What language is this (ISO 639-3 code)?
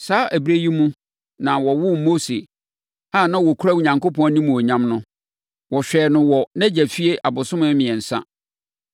aka